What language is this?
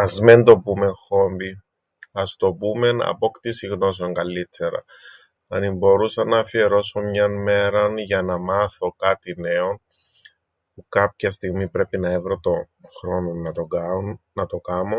Greek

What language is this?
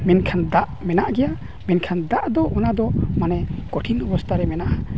Santali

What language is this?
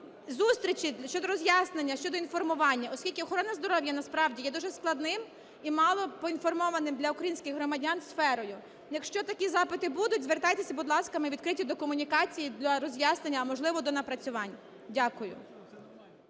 Ukrainian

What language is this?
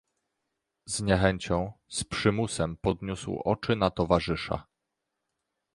Polish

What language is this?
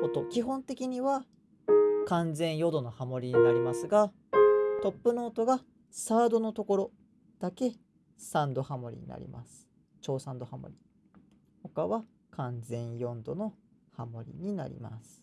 Japanese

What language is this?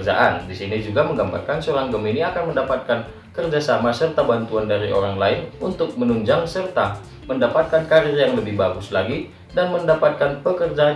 Indonesian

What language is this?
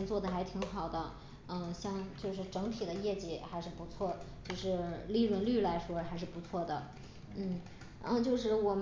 Chinese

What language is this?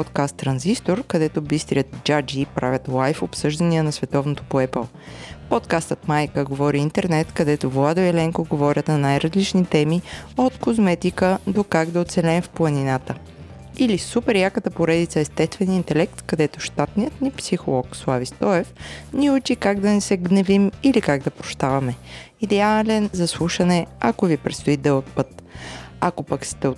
Bulgarian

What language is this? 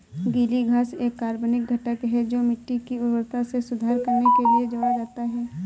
Hindi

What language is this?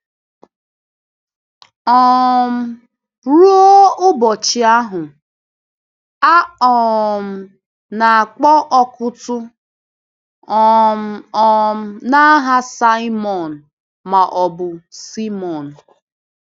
Igbo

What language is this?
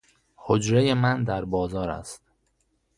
Persian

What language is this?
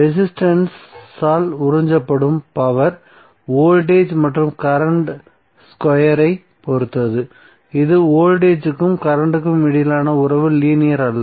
Tamil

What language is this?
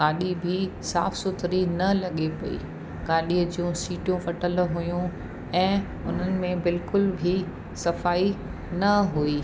Sindhi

